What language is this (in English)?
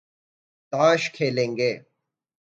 Urdu